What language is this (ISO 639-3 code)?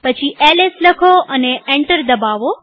guj